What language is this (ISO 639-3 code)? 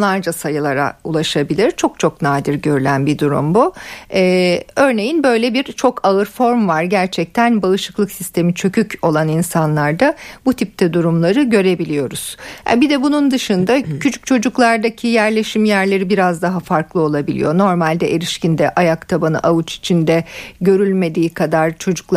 tur